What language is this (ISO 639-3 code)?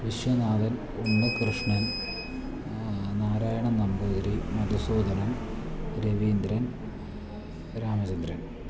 mal